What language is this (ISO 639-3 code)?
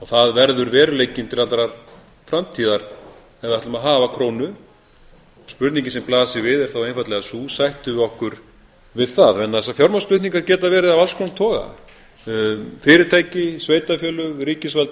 isl